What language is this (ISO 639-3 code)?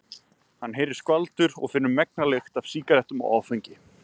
isl